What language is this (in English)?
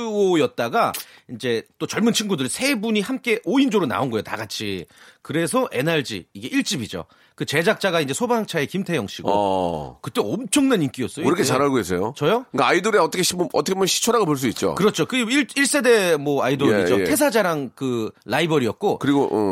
Korean